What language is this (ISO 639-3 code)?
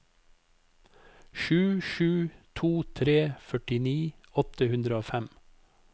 nor